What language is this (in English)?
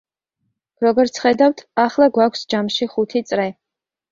Georgian